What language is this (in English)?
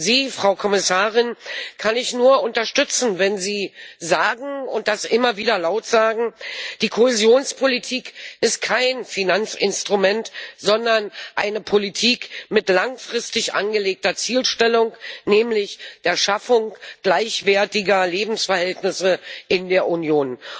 German